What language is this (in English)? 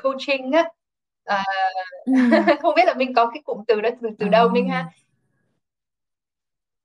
Vietnamese